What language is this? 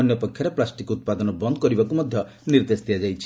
Odia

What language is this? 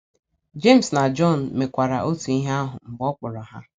Igbo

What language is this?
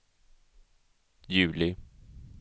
Swedish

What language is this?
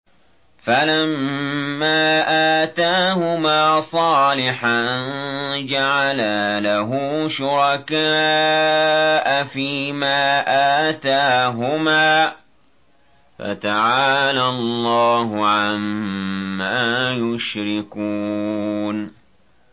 Arabic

